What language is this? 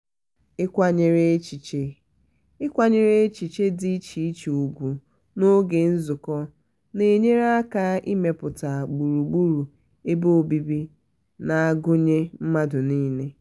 Igbo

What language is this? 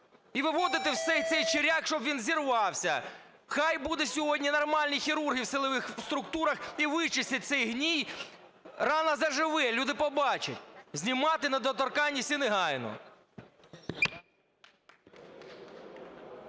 Ukrainian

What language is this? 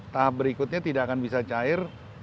Indonesian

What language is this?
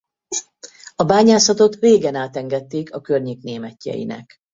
Hungarian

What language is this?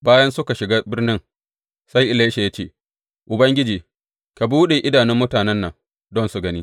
Hausa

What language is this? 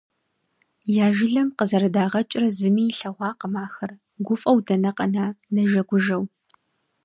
Kabardian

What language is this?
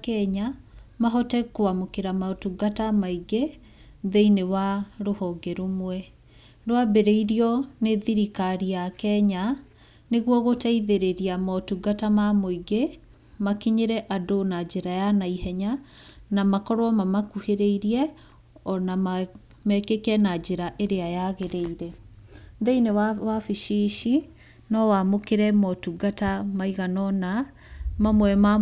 Kikuyu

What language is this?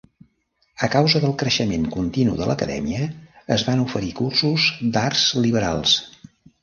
Catalan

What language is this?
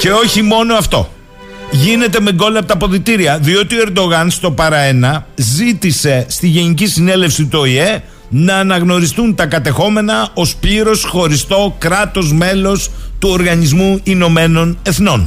Greek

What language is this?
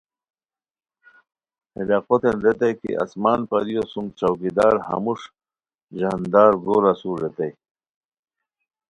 Khowar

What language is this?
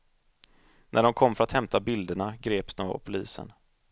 Swedish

